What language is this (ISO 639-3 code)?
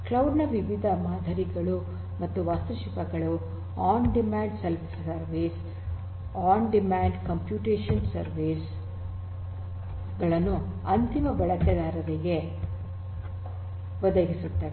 kan